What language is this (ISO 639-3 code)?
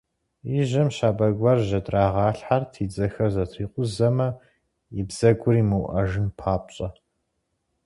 kbd